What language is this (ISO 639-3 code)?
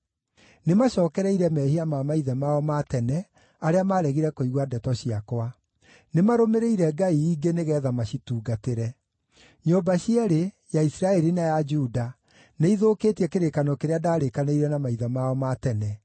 kik